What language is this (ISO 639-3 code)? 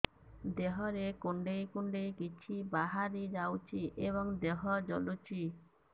ori